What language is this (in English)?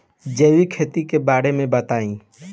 Bhojpuri